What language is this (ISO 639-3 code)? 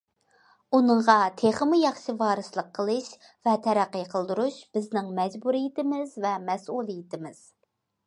uig